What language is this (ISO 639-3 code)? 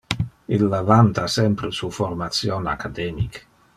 ina